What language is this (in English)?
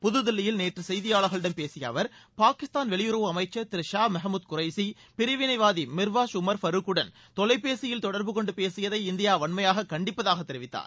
Tamil